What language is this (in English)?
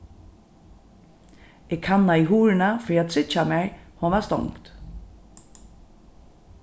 Faroese